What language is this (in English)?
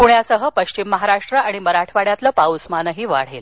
Marathi